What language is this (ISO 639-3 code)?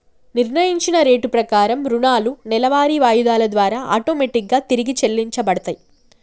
tel